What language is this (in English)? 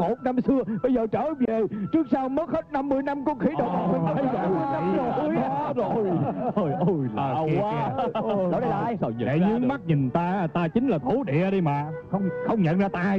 Vietnamese